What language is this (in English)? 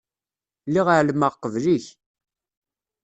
Kabyle